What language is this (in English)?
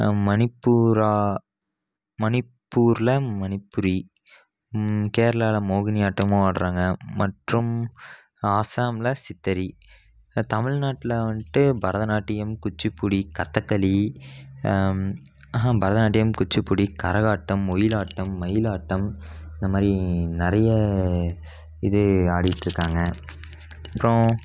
Tamil